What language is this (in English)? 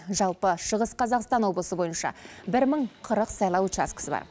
Kazakh